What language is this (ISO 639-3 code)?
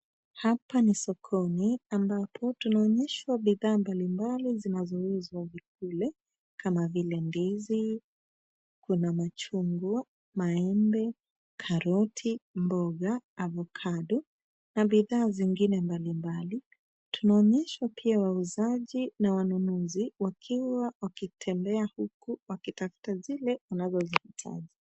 swa